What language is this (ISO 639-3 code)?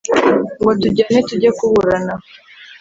kin